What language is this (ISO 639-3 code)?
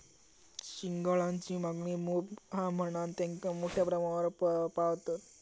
mar